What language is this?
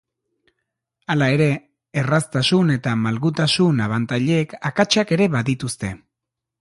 Basque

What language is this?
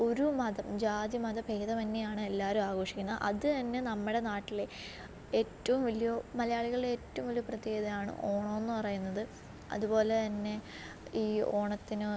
Malayalam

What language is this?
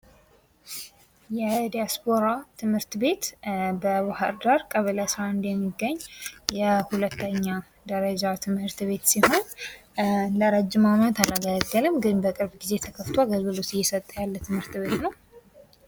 Amharic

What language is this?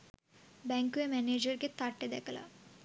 Sinhala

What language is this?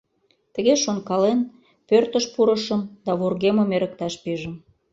Mari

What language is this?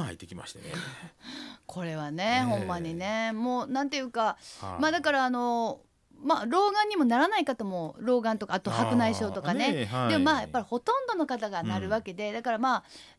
Japanese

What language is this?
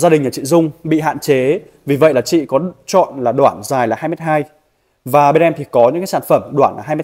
Vietnamese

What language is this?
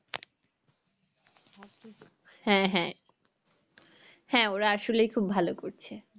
Bangla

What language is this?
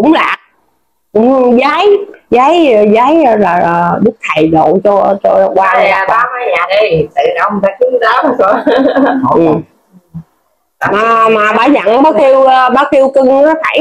Vietnamese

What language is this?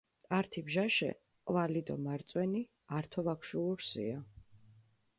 Mingrelian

